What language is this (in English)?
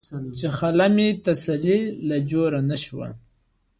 Pashto